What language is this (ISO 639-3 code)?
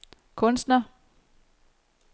dan